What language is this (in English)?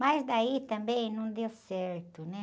Portuguese